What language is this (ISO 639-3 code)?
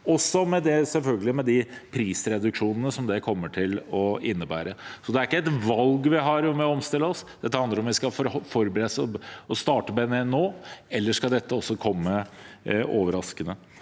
nor